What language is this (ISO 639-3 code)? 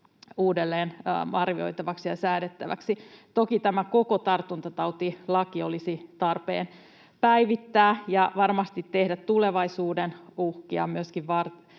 fin